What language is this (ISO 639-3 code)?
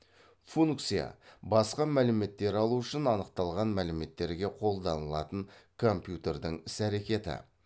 kaz